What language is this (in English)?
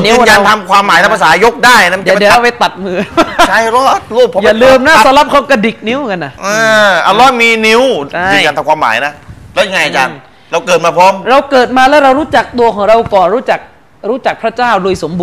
Thai